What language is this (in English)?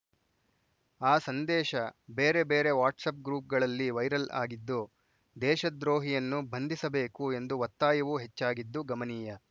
Kannada